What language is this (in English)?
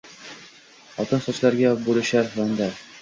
Uzbek